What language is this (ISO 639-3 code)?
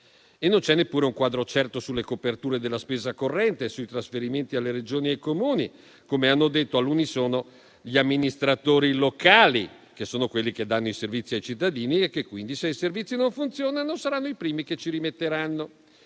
ita